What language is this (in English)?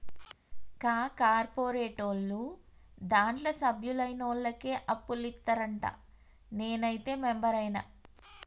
Telugu